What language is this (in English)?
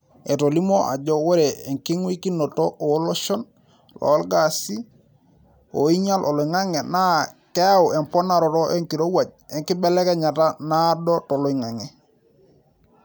Masai